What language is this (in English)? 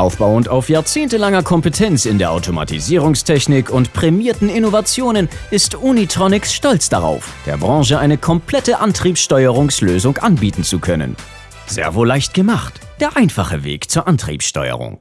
German